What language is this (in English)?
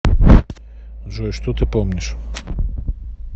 Russian